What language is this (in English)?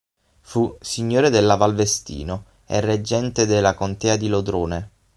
Italian